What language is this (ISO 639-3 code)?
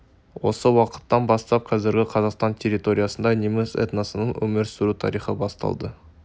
kaz